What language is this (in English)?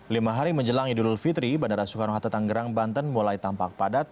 Indonesian